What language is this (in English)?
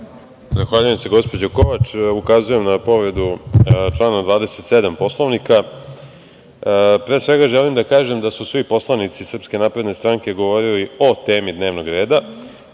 Serbian